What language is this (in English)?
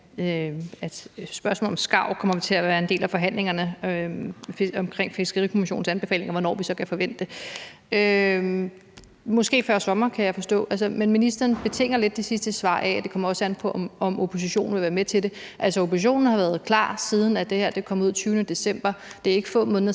Danish